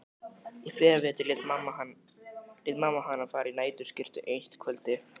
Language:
Icelandic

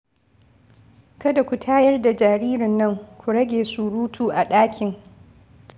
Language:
Hausa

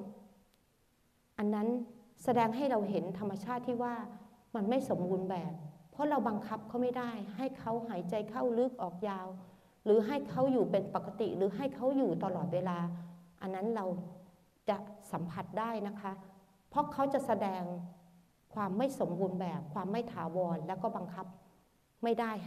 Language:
Thai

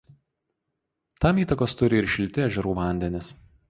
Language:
Lithuanian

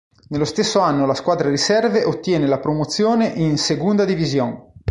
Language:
Italian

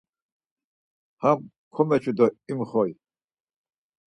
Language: Laz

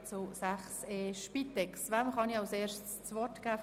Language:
Swiss German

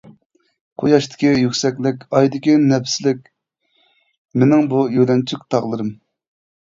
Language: Uyghur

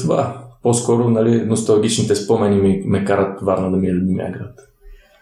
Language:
Bulgarian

